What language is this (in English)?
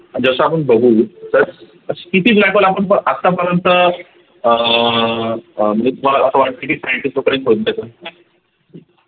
Marathi